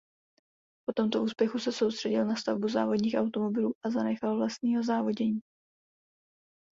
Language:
Czech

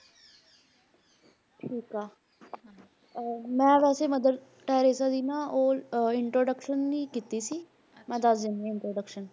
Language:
Punjabi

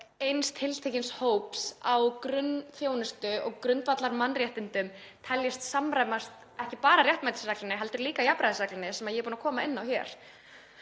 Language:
Icelandic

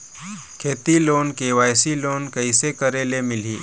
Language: Chhattisgarhi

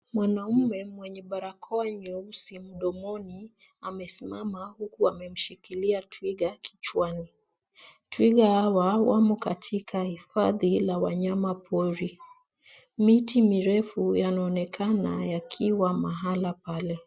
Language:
Swahili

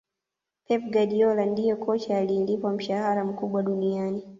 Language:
Swahili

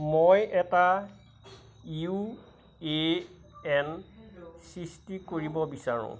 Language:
Assamese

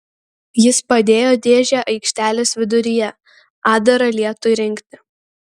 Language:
Lithuanian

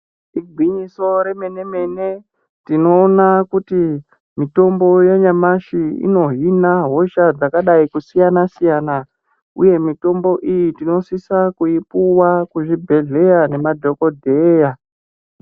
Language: Ndau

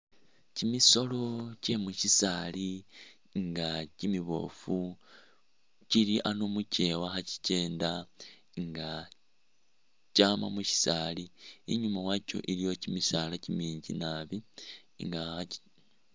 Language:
Masaaba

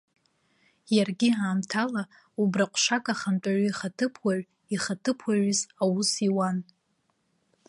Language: Abkhazian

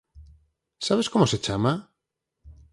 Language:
Galician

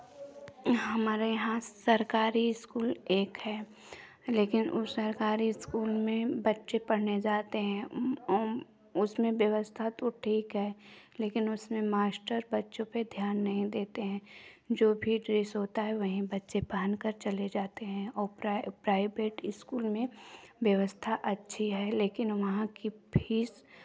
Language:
Hindi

